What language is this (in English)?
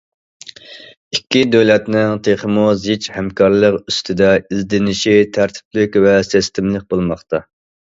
Uyghur